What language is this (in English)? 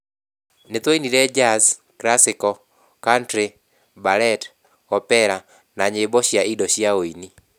Kikuyu